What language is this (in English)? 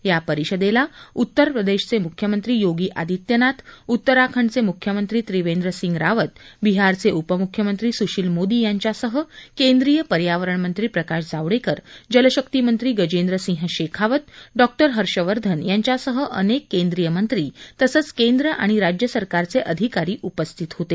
Marathi